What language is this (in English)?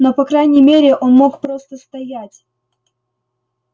Russian